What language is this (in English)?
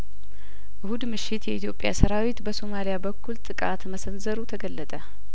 Amharic